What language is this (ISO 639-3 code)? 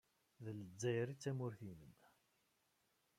kab